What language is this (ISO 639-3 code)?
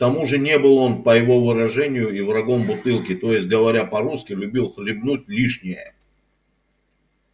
rus